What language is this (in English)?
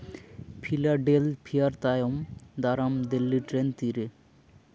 Santali